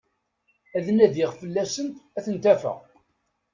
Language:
Kabyle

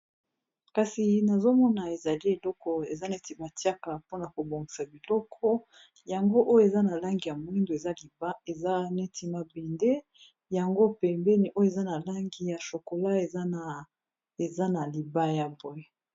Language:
Lingala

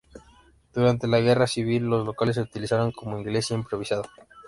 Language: Spanish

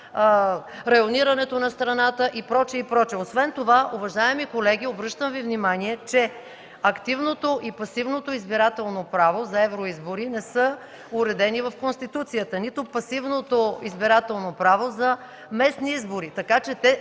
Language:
Bulgarian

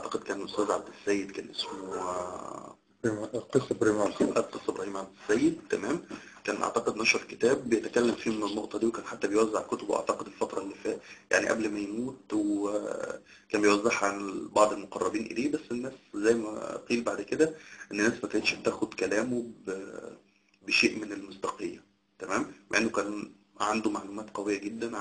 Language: Arabic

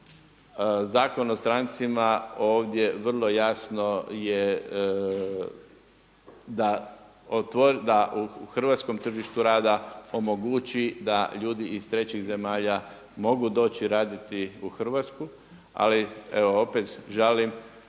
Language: Croatian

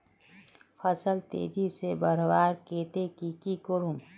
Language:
Magahi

